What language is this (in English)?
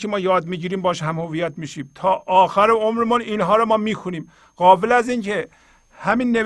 Persian